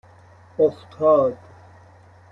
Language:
Persian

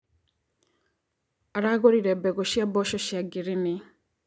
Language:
Kikuyu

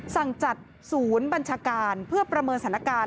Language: Thai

